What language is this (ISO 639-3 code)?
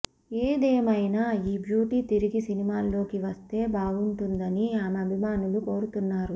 tel